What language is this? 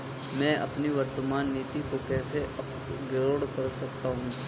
Hindi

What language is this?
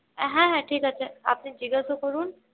Bangla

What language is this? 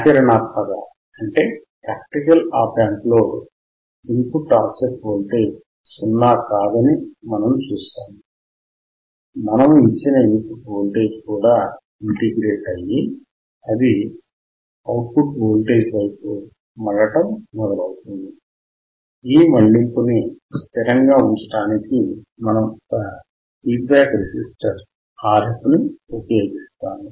Telugu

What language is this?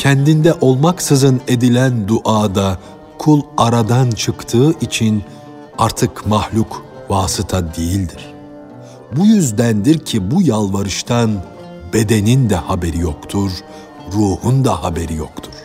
Turkish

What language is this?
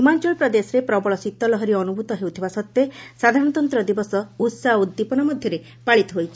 Odia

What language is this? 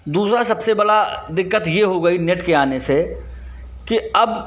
Hindi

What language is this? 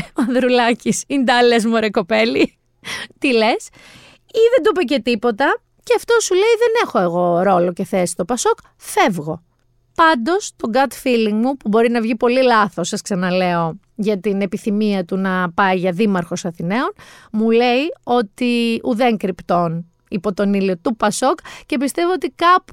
Greek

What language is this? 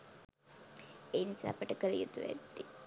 Sinhala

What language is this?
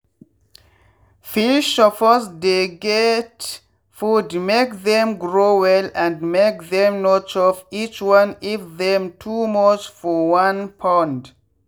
Nigerian Pidgin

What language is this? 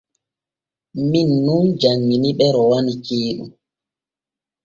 Borgu Fulfulde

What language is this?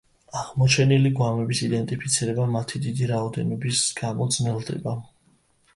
Georgian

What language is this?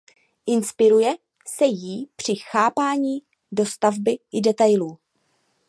Czech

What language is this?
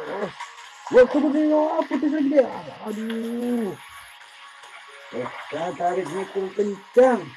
Indonesian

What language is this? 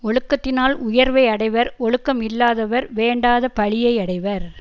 Tamil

